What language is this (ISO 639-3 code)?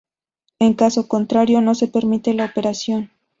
spa